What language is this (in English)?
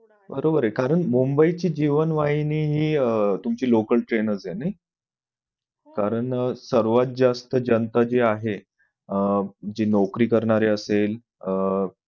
Marathi